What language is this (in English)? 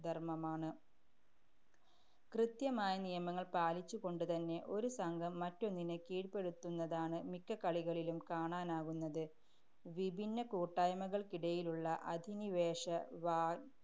Malayalam